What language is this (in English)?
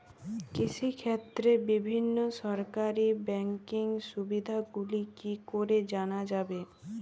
Bangla